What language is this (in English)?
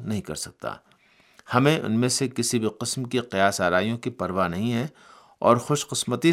Urdu